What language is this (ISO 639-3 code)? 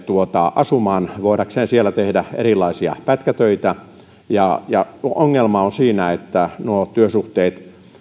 fin